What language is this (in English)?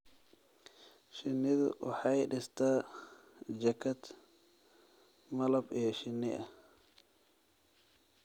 Somali